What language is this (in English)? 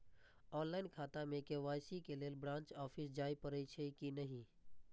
Maithili